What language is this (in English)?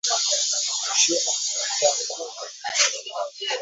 Swahili